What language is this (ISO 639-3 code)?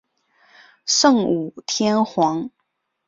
zho